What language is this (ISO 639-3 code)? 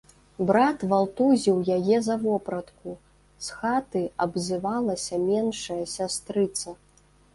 bel